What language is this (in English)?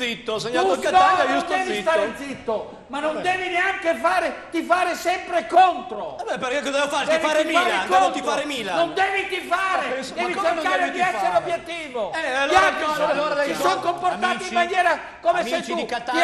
Italian